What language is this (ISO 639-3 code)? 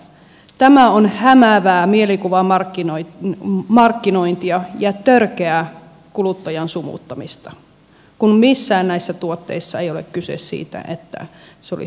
fin